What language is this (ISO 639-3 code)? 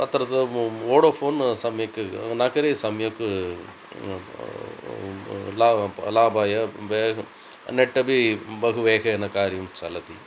san